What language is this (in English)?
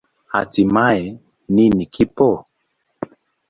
Swahili